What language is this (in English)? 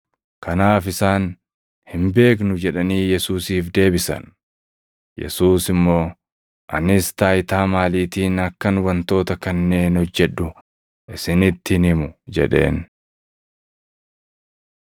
Oromo